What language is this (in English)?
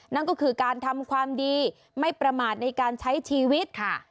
Thai